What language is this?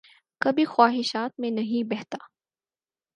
Urdu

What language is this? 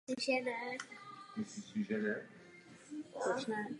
Czech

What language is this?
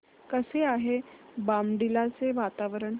Marathi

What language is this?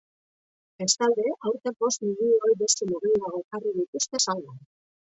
Basque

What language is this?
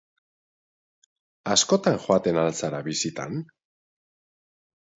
Basque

